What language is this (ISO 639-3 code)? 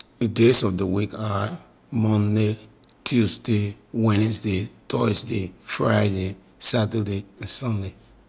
lir